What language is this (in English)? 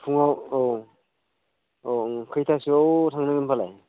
Bodo